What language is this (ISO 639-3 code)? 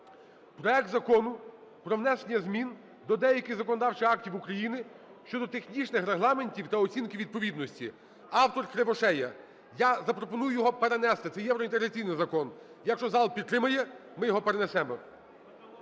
ukr